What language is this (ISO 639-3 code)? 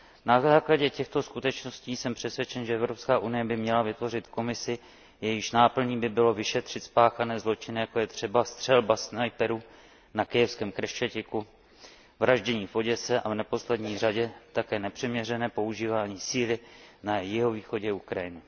ces